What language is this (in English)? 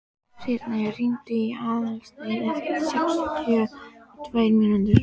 Icelandic